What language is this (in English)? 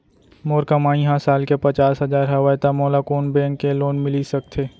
Chhattisgarhi